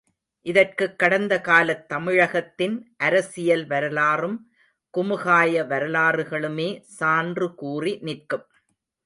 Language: Tamil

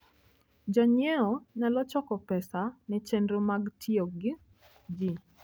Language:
Luo (Kenya and Tanzania)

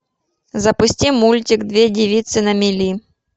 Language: Russian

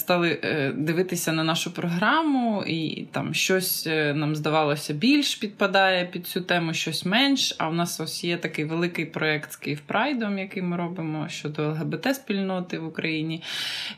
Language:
Ukrainian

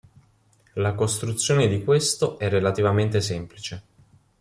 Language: Italian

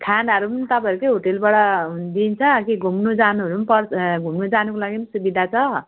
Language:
Nepali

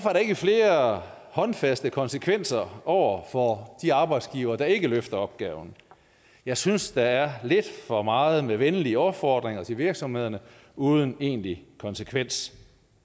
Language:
Danish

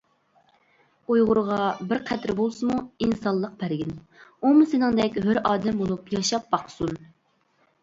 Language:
Uyghur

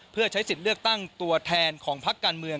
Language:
Thai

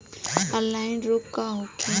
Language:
Bhojpuri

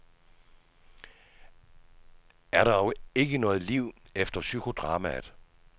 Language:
Danish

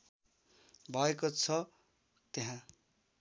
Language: Nepali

